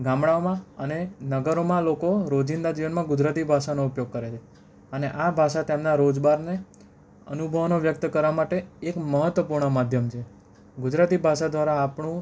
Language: Gujarati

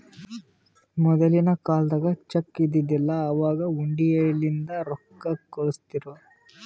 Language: Kannada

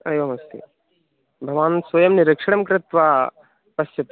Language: Sanskrit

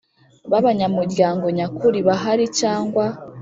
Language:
Kinyarwanda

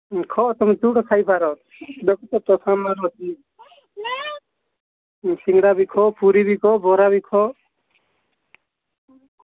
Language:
Odia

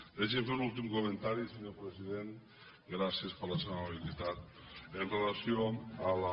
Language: Catalan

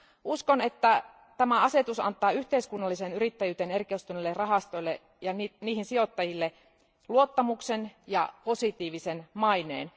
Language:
Finnish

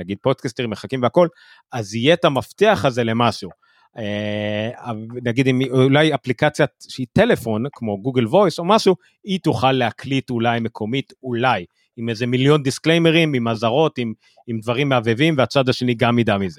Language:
Hebrew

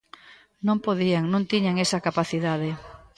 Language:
Galician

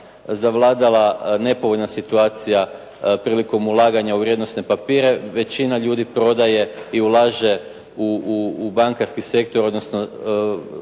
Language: Croatian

